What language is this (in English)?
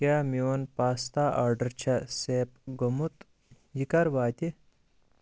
Kashmiri